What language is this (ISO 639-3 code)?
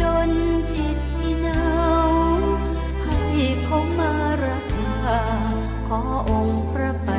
vie